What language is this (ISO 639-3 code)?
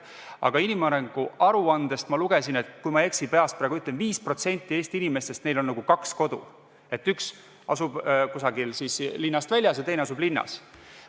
est